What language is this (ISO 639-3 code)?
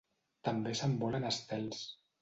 cat